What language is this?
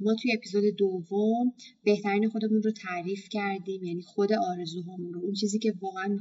Persian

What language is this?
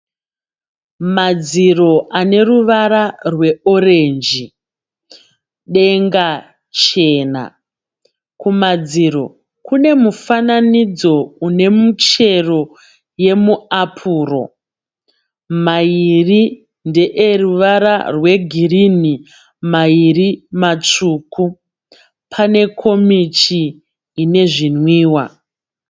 Shona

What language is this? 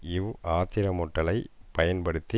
Tamil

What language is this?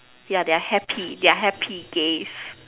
English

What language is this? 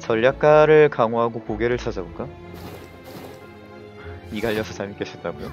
Korean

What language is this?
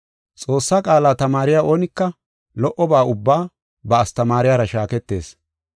Gofa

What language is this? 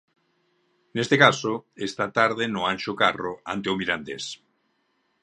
Galician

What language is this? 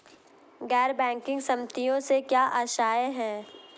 Hindi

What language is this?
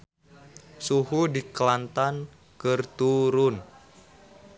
Sundanese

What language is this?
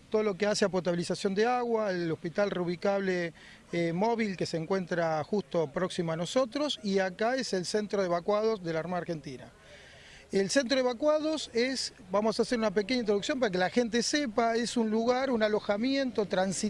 Spanish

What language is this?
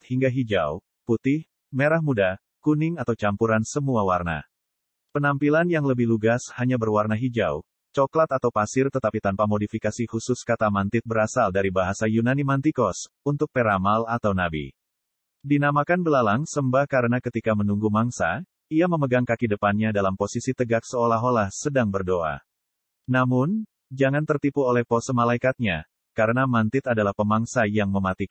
Indonesian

